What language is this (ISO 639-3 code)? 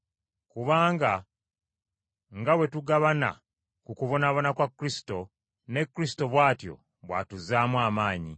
lug